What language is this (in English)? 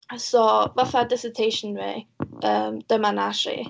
Welsh